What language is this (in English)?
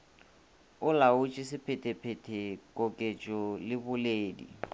Northern Sotho